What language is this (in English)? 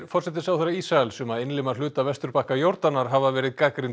Icelandic